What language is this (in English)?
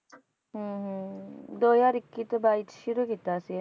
Punjabi